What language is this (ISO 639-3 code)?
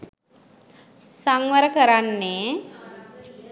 sin